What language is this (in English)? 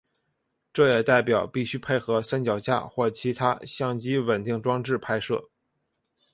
Chinese